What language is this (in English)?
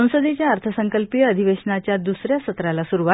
Marathi